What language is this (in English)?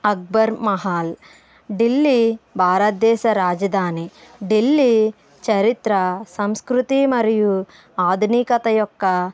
Telugu